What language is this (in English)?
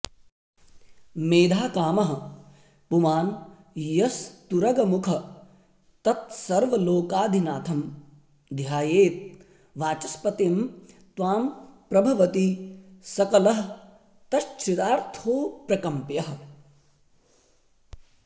Sanskrit